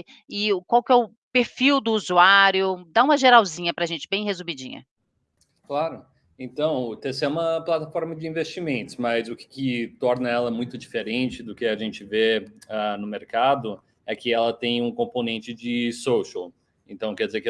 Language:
Portuguese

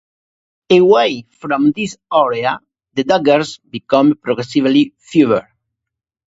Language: English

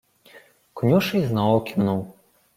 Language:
Ukrainian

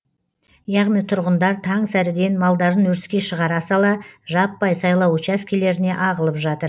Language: Kazakh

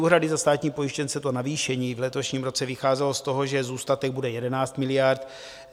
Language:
Czech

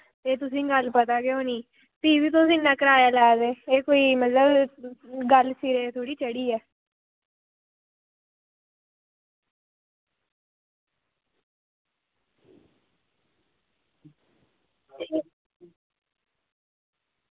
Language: Dogri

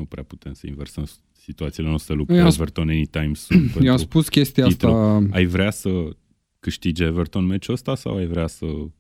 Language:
Romanian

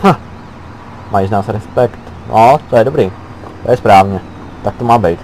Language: Czech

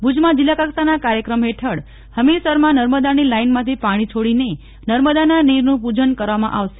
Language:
Gujarati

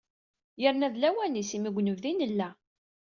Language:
Kabyle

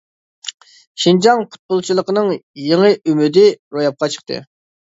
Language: Uyghur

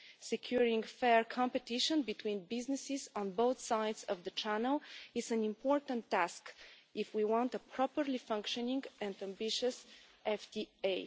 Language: English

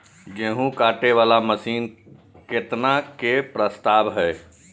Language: Maithili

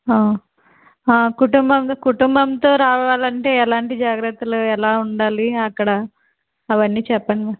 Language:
Telugu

